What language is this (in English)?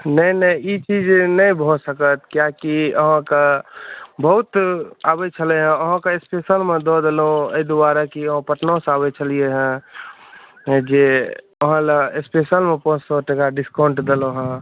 Maithili